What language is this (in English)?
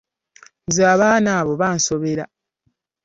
Ganda